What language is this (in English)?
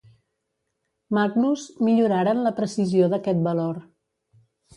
Catalan